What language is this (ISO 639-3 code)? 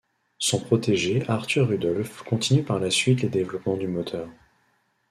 fra